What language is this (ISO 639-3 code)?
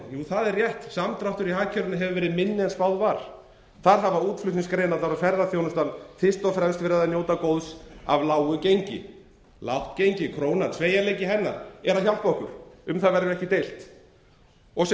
isl